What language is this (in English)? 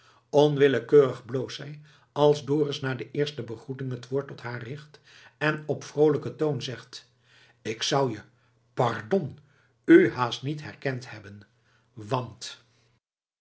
Dutch